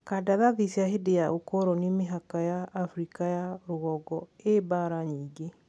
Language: Kikuyu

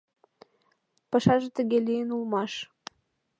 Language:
Mari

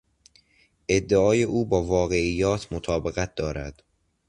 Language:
Persian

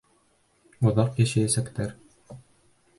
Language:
Bashkir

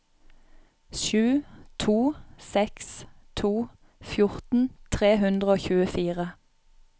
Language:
Norwegian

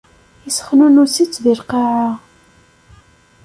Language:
Kabyle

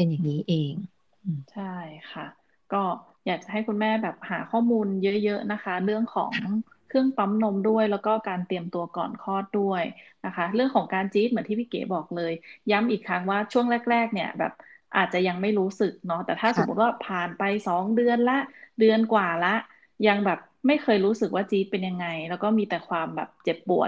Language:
Thai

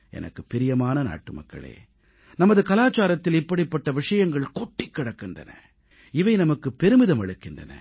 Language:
Tamil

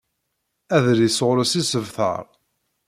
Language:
Kabyle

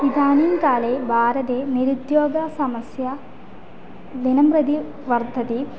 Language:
Sanskrit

